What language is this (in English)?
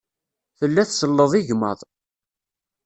Kabyle